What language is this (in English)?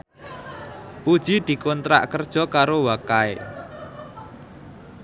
Javanese